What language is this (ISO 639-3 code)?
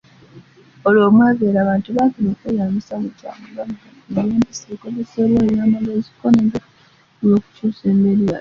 lug